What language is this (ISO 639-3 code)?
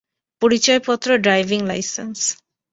ben